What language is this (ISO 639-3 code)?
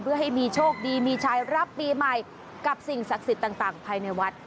tha